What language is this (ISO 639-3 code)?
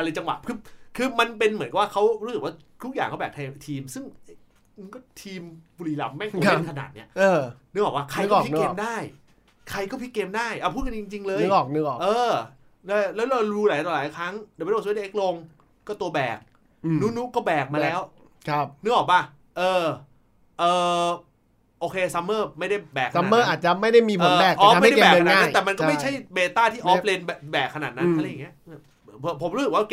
tha